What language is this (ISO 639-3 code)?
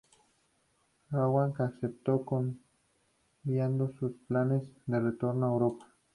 spa